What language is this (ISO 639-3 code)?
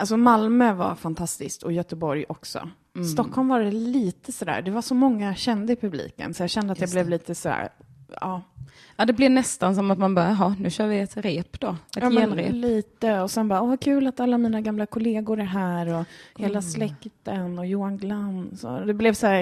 swe